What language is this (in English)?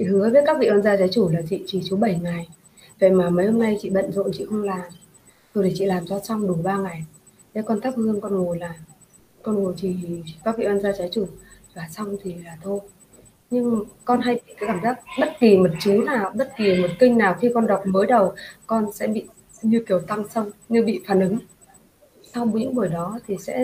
Vietnamese